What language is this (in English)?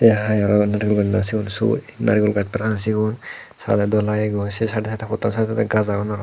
Chakma